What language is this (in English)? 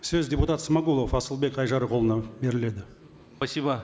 Kazakh